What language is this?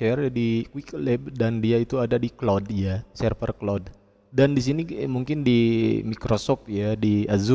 Indonesian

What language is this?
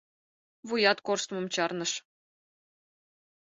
Mari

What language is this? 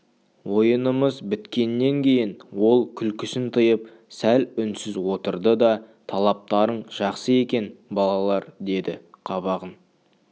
Kazakh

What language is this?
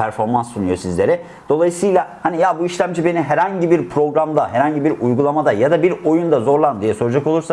Turkish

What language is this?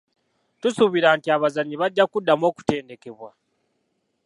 Ganda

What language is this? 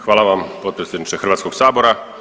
Croatian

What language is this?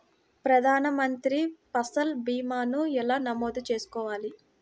Telugu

